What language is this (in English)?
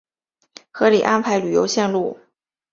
Chinese